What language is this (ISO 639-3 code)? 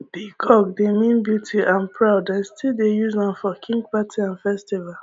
pcm